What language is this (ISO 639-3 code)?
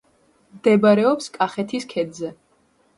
kat